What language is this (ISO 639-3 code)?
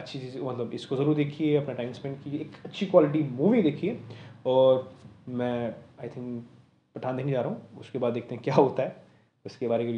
hin